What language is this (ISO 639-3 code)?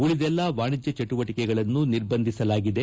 kan